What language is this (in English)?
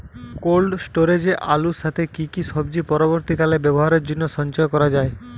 Bangla